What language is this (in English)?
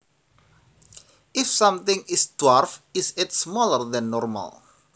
Javanese